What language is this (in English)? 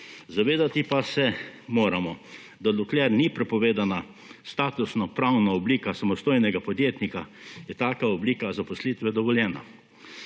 Slovenian